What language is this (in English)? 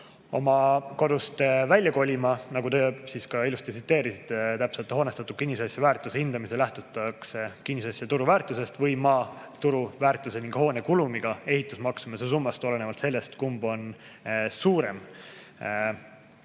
Estonian